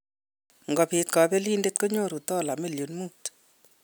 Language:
Kalenjin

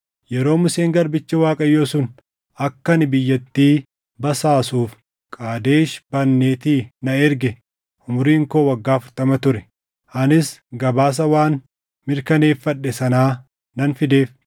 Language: Oromo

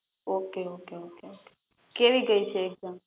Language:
Gujarati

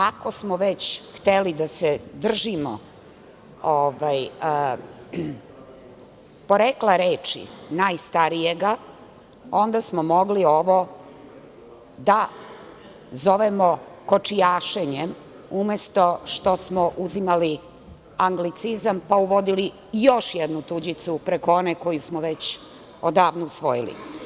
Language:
Serbian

